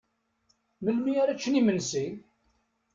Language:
Kabyle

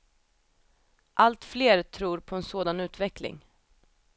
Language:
Swedish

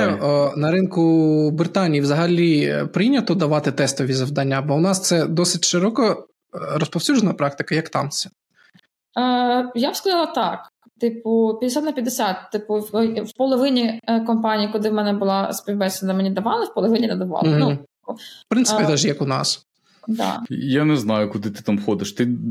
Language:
Ukrainian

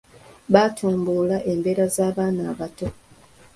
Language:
Ganda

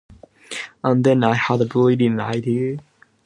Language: English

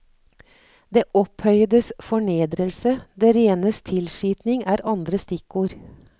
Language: Norwegian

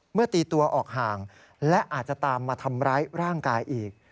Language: Thai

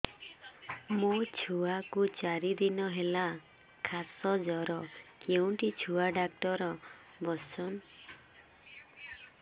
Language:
Odia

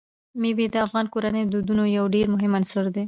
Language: Pashto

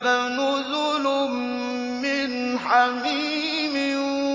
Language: Arabic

